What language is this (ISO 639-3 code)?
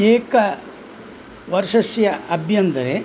san